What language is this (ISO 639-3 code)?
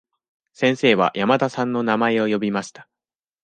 jpn